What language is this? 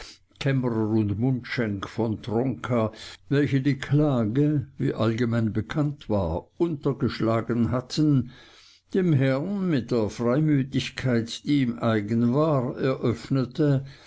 German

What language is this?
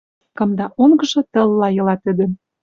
Western Mari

